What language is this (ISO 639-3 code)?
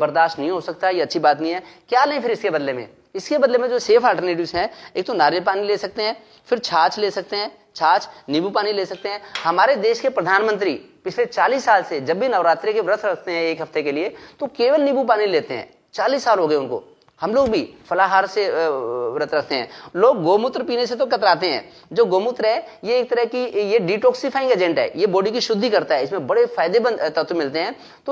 hin